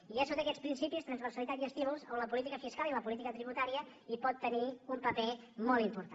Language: Catalan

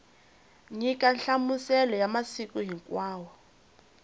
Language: Tsonga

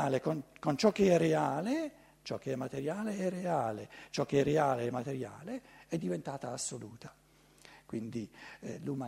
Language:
Italian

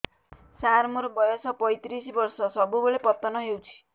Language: Odia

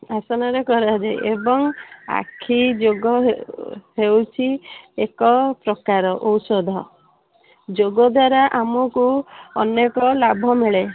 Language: Odia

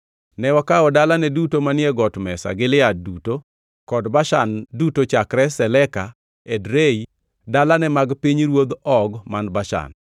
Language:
Luo (Kenya and Tanzania)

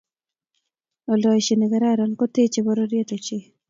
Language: Kalenjin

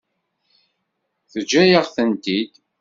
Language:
Kabyle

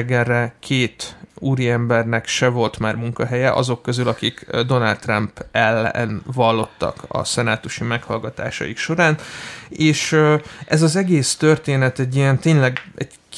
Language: Hungarian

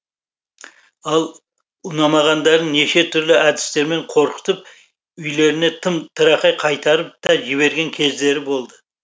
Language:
Kazakh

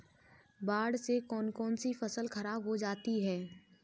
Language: Hindi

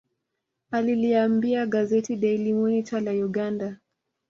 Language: Swahili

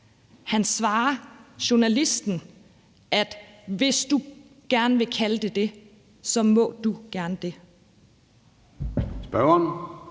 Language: Danish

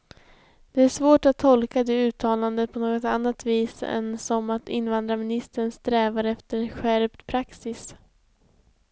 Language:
Swedish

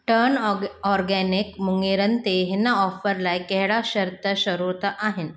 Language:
Sindhi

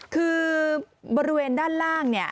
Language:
Thai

